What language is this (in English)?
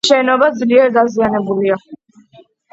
Georgian